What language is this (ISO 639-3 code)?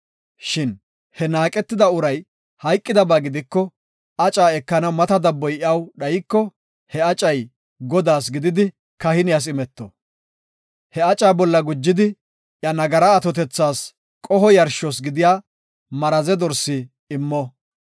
gof